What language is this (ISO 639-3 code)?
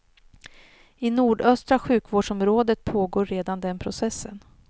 swe